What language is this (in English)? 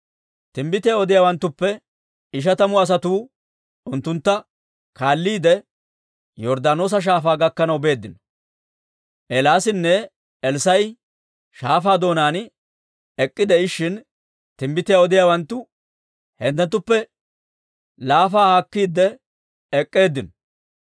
Dawro